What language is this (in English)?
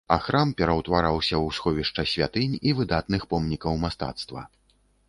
Belarusian